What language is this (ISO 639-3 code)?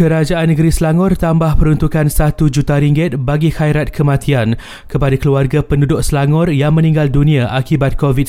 msa